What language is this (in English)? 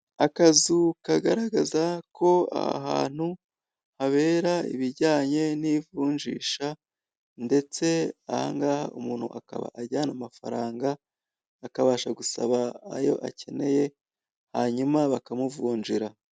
Kinyarwanda